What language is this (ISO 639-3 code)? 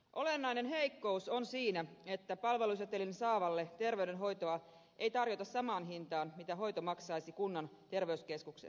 fin